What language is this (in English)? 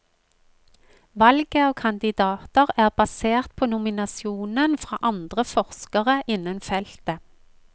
Norwegian